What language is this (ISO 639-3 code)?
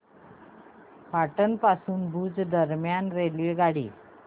mar